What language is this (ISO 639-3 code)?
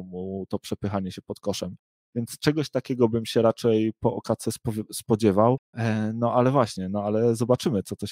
pol